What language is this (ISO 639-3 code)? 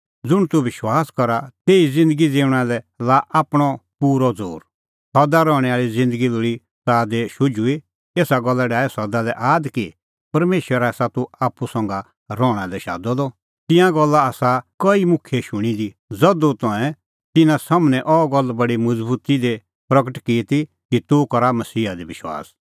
kfx